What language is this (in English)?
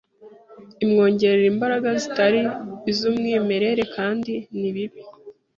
Kinyarwanda